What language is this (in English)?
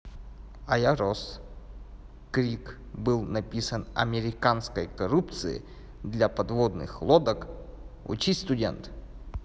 Russian